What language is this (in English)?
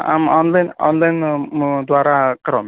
Sanskrit